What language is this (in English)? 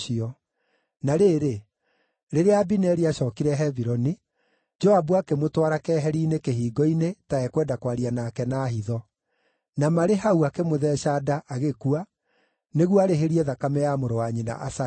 Kikuyu